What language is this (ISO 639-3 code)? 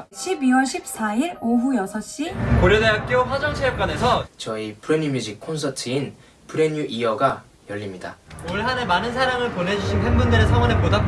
kor